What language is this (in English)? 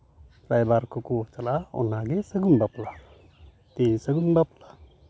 Santali